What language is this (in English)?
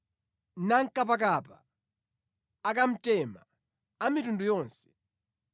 Nyanja